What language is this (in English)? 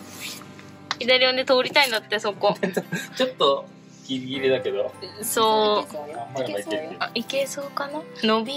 Japanese